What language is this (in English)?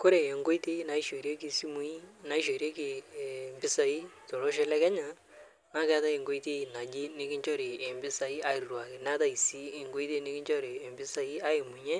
Masai